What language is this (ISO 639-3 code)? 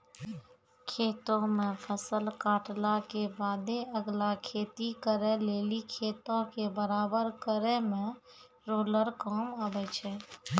mai